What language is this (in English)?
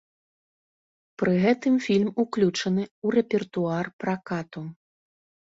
Belarusian